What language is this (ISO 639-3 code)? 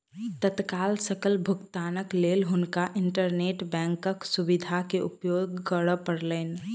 mai